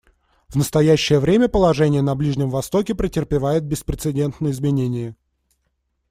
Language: Russian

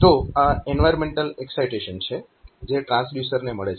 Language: Gujarati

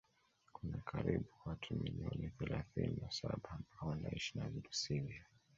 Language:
Swahili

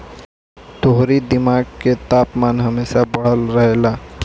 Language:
Bhojpuri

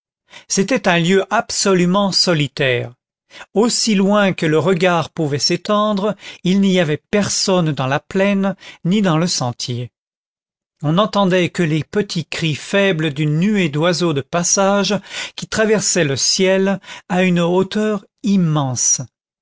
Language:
French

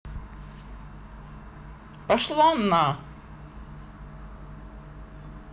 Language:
Russian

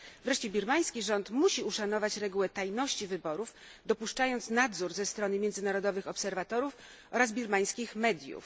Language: Polish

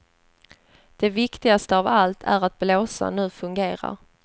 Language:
Swedish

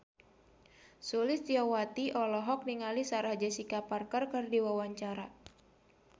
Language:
Sundanese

